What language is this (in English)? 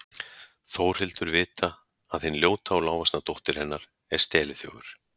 Icelandic